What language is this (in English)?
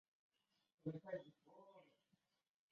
Chinese